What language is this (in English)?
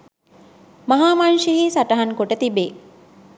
Sinhala